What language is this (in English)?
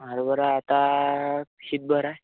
Marathi